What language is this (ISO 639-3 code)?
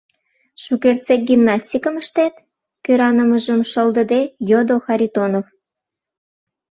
chm